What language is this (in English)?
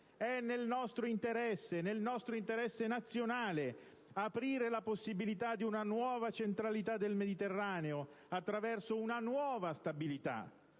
Italian